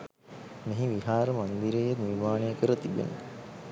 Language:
Sinhala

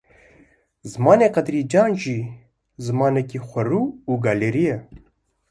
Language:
Kurdish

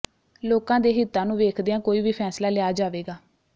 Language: Punjabi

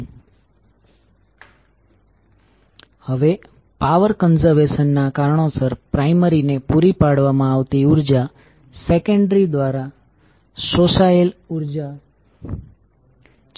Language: Gujarati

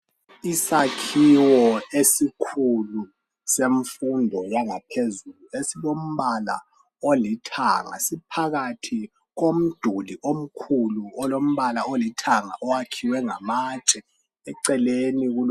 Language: North Ndebele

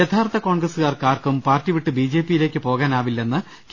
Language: Malayalam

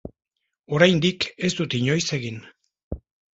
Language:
Basque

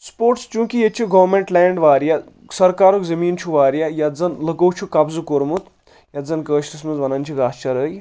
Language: Kashmiri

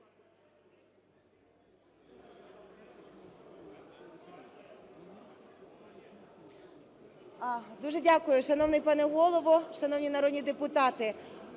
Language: Ukrainian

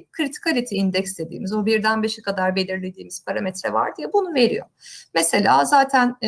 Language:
Turkish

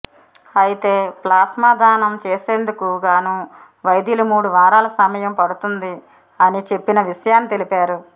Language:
Telugu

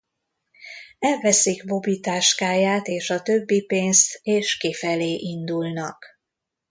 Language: Hungarian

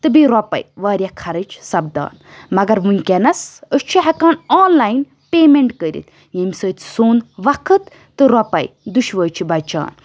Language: Kashmiri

